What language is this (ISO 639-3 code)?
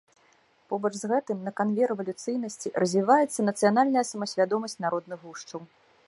bel